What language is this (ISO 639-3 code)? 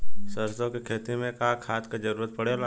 bho